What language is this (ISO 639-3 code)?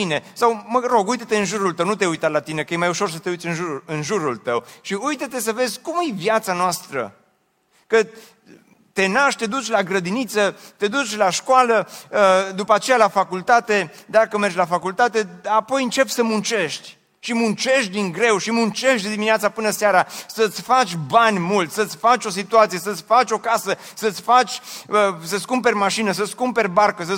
ron